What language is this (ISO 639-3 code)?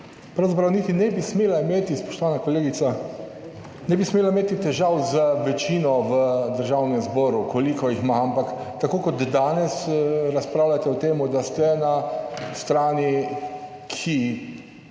slv